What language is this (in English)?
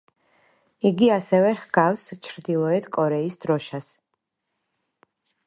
Georgian